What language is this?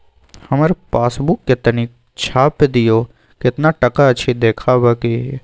Maithili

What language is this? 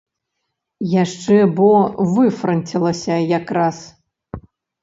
Belarusian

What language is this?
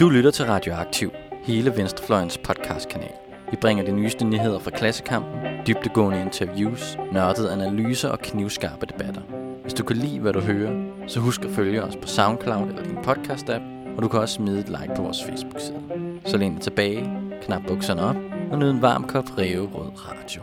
Danish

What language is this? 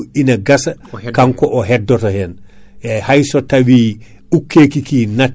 Fula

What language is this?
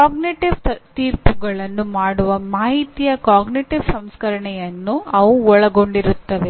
Kannada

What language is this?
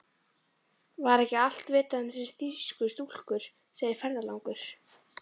Icelandic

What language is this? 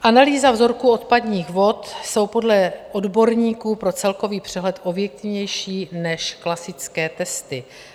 Czech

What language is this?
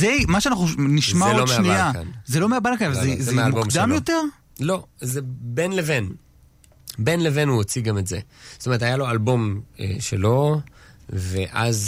Hebrew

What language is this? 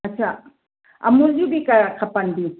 Sindhi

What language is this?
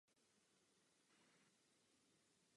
Czech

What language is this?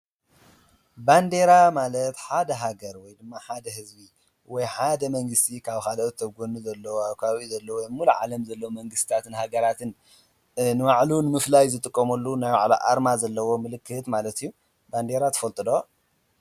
Tigrinya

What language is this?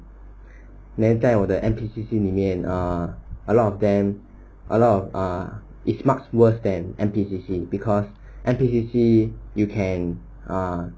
English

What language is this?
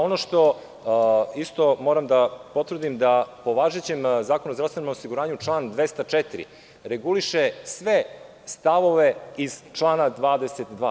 Serbian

